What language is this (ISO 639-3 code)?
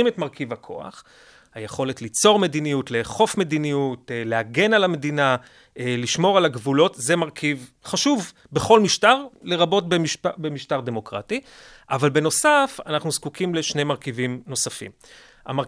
heb